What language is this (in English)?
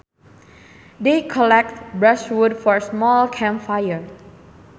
Sundanese